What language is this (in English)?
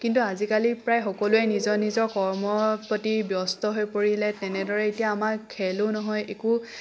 Assamese